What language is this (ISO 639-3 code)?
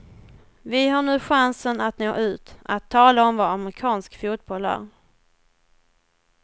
swe